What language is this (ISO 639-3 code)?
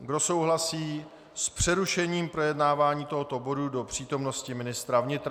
ces